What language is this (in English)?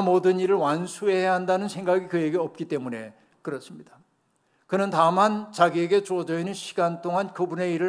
Korean